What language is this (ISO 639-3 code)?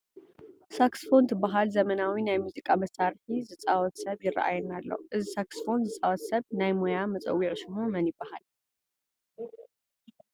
tir